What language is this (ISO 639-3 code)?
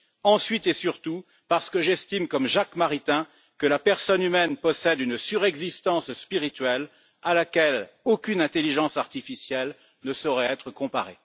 fra